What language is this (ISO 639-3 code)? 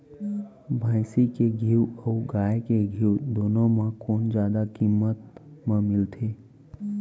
hne